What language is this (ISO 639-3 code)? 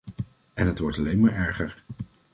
nld